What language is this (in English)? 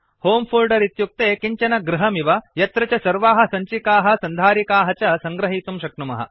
Sanskrit